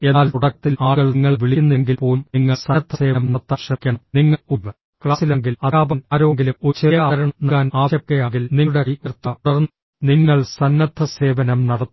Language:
Malayalam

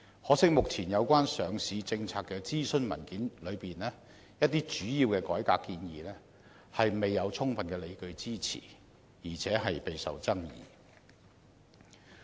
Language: Cantonese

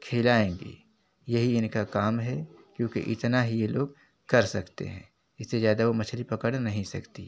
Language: Hindi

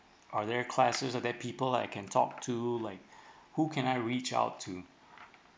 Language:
English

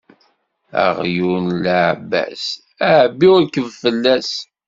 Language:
Kabyle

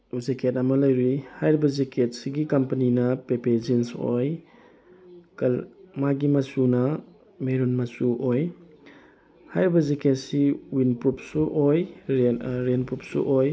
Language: Manipuri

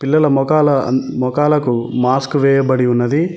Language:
Telugu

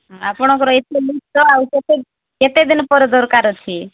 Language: Odia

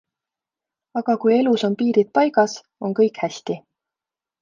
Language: Estonian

